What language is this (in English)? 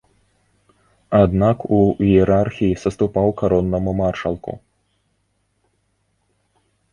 Belarusian